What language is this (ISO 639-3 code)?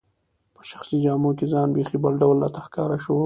pus